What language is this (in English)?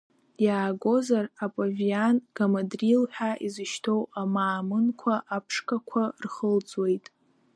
Abkhazian